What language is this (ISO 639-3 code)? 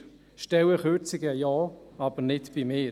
gsw